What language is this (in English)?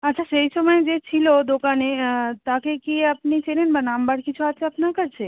Bangla